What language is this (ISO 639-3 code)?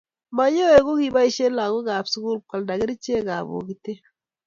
kln